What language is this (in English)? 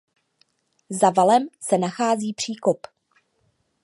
Czech